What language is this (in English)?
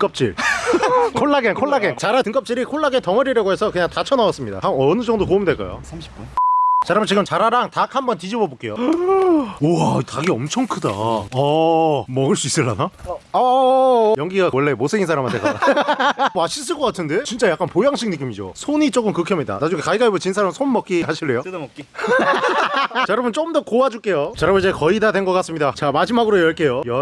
Korean